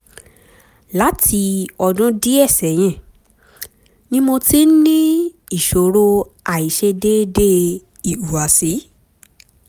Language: Yoruba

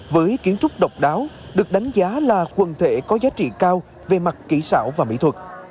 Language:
Vietnamese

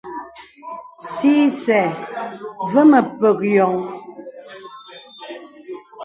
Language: Bebele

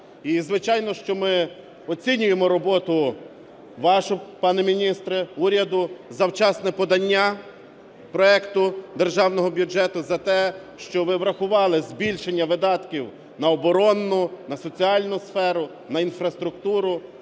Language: Ukrainian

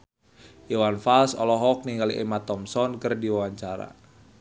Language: Sundanese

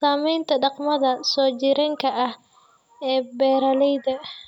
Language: Somali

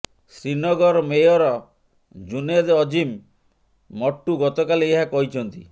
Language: Odia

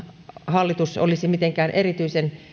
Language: Finnish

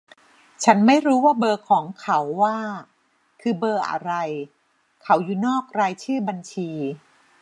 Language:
Thai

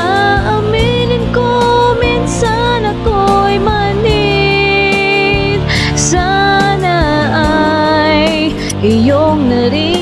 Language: Indonesian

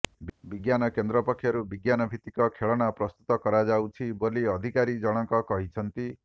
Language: Odia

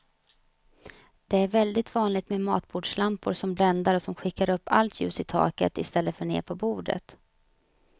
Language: Swedish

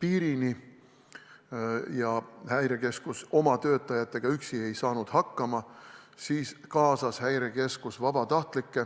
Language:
Estonian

